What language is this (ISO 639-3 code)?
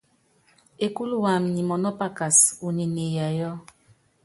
yav